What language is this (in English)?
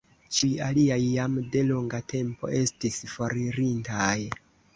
Esperanto